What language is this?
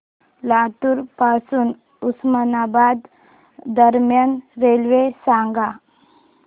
Marathi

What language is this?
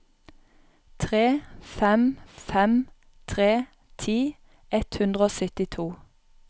Norwegian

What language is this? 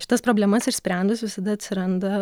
Lithuanian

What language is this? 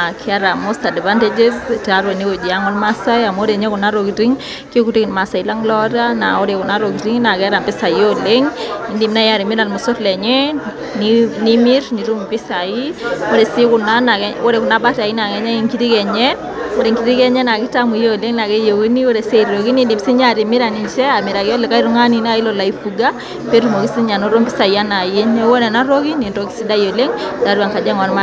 Masai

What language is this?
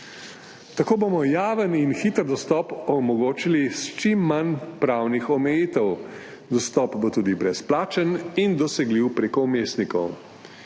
Slovenian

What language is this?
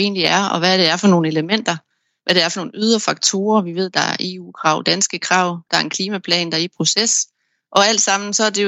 Danish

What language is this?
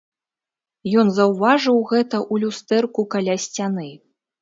Belarusian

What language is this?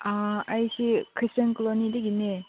Manipuri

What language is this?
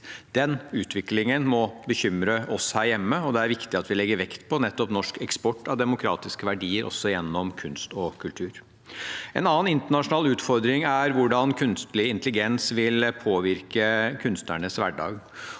Norwegian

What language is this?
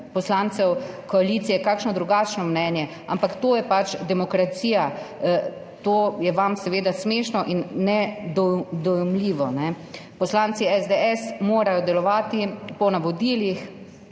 Slovenian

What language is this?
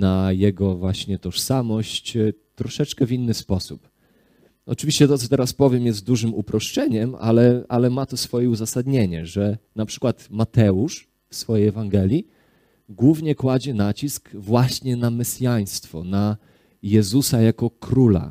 Polish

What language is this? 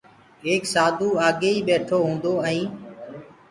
Gurgula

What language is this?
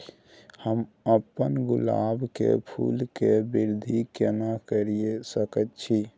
Maithili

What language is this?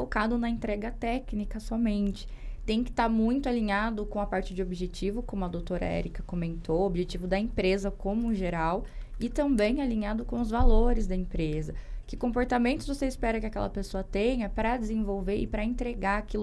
Portuguese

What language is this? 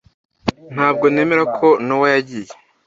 Kinyarwanda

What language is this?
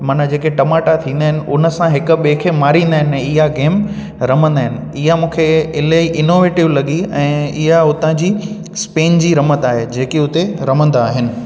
Sindhi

